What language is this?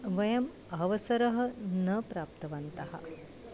Sanskrit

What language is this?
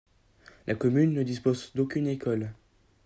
French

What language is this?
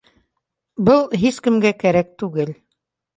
Bashkir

